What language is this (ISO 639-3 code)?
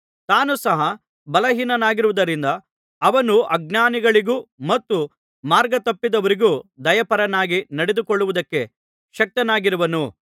kan